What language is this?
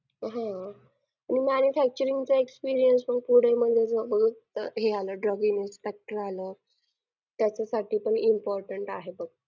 Marathi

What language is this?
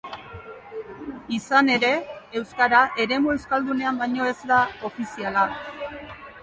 Basque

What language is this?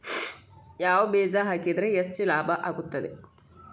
Kannada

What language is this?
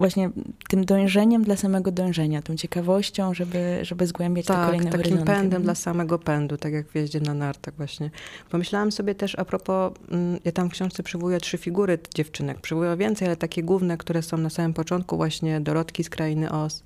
Polish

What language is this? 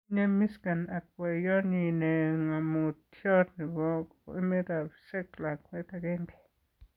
Kalenjin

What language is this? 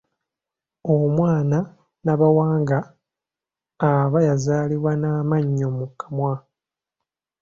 Ganda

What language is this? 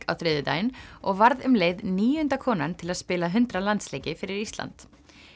Icelandic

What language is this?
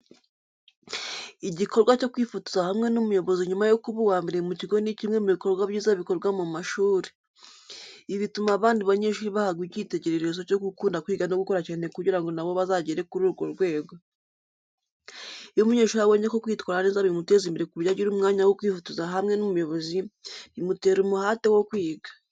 Kinyarwanda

